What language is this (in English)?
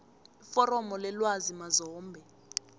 South Ndebele